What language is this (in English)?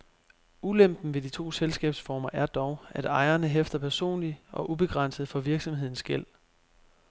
Danish